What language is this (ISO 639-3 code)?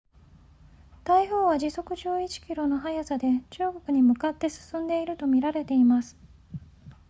jpn